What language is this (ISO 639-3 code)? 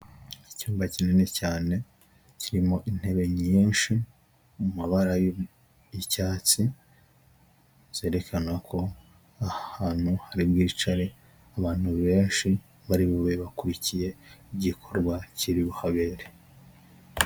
kin